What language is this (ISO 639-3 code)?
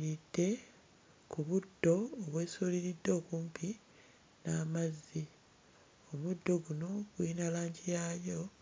lug